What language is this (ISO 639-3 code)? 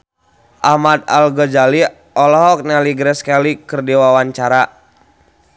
sun